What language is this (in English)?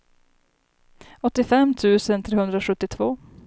Swedish